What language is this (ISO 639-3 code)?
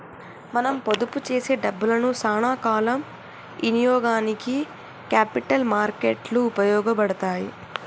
tel